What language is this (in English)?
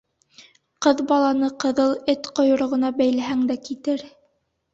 Bashkir